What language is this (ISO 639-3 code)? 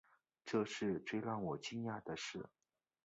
zho